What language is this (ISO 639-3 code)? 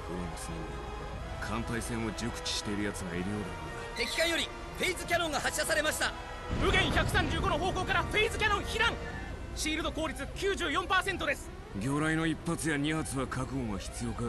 jpn